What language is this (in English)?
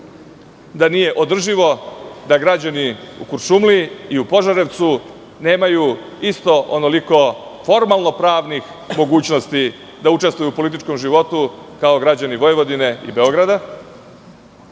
Serbian